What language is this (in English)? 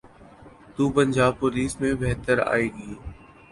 Urdu